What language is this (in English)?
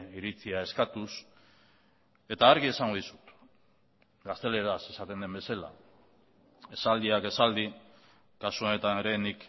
Basque